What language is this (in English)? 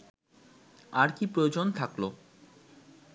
Bangla